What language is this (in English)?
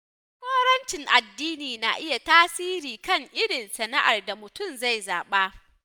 Hausa